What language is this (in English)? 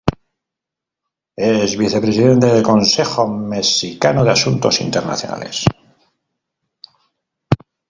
Spanish